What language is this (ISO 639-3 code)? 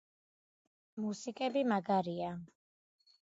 kat